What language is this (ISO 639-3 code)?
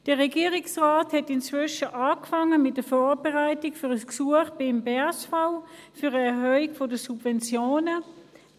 gsw